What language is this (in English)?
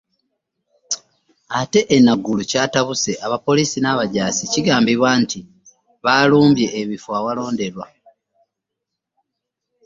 Ganda